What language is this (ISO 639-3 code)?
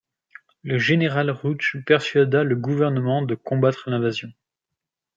fra